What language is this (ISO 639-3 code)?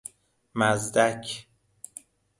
fas